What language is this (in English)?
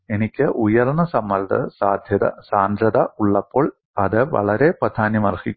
Malayalam